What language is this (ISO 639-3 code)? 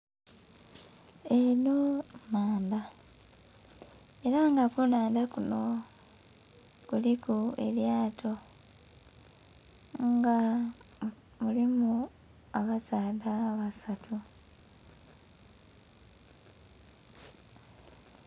xog